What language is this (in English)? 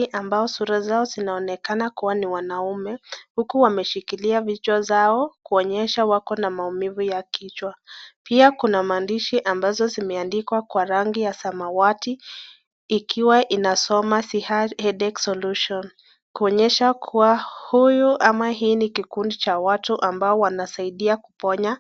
Swahili